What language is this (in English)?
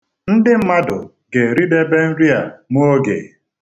Igbo